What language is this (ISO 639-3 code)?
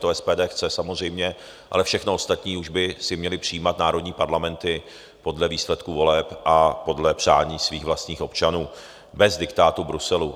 ces